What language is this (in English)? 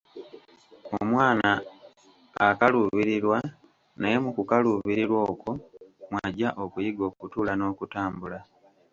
Ganda